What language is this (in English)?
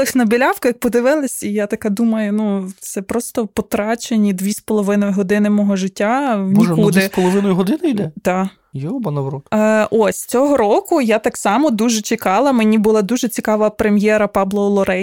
Ukrainian